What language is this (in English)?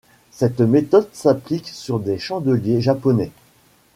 French